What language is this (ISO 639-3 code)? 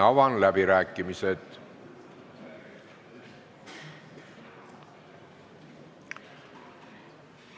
est